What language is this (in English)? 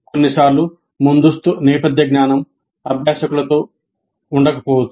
Telugu